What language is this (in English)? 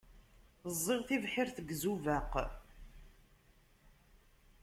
Kabyle